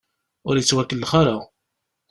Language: Kabyle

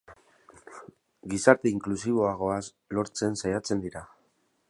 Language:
Basque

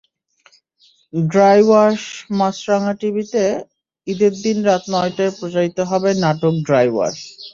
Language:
Bangla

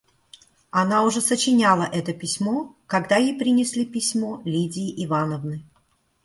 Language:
Russian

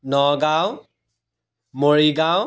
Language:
Assamese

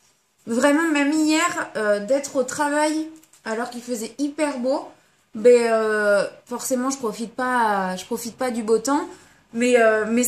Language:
French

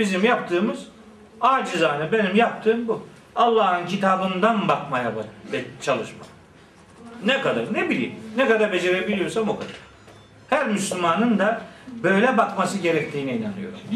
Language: Turkish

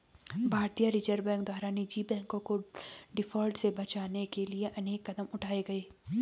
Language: Hindi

